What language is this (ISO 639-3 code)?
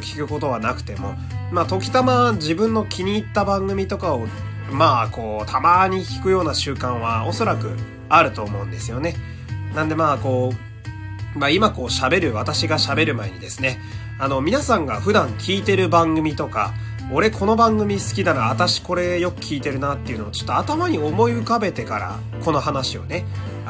jpn